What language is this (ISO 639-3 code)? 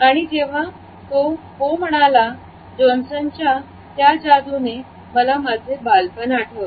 mar